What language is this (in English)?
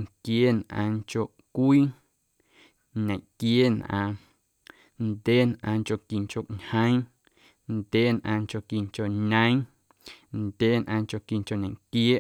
Guerrero Amuzgo